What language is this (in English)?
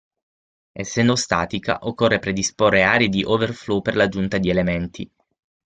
Italian